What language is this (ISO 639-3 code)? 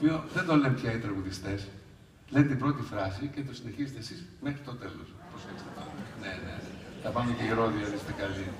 ell